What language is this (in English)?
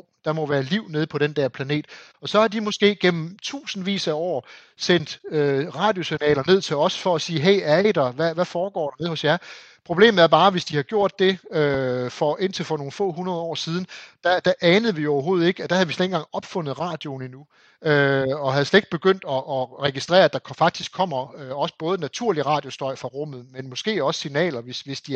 Danish